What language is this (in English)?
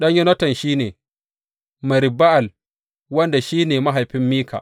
Hausa